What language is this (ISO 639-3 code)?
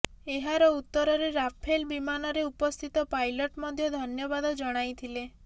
ori